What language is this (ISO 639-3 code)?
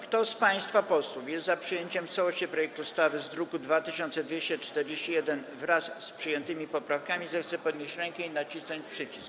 pol